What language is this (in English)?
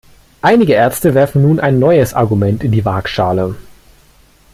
German